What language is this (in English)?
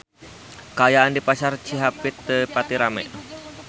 Sundanese